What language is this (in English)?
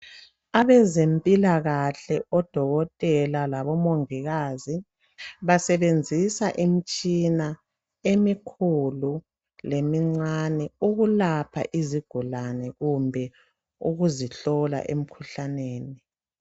North Ndebele